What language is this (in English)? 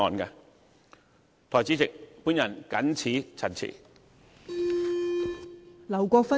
Cantonese